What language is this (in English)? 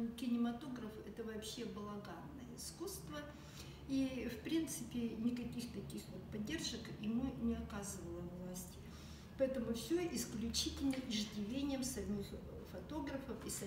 Russian